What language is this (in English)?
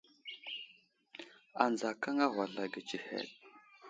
Wuzlam